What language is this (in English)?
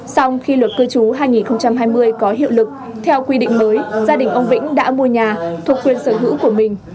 Vietnamese